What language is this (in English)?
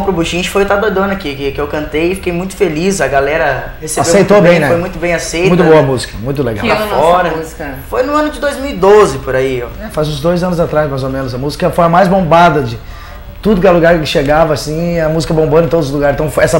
Portuguese